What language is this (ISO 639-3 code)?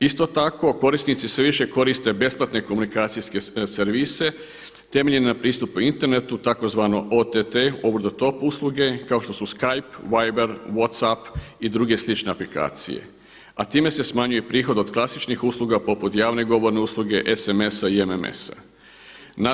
hrv